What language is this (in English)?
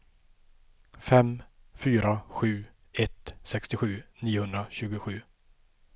Swedish